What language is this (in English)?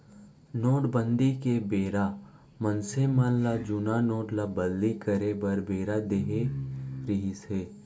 Chhattisgarhi